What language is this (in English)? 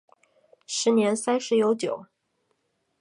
Chinese